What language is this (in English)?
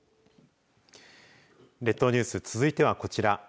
Japanese